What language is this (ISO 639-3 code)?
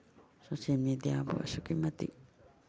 mni